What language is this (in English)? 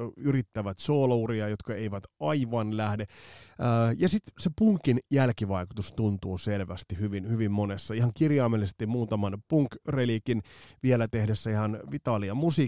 Finnish